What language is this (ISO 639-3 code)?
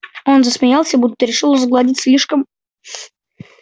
rus